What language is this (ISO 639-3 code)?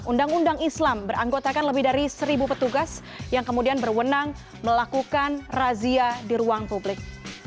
ind